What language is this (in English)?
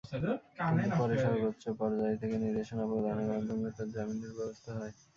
Bangla